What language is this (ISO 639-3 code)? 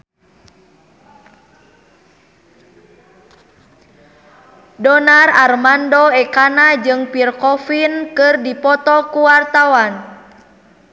sun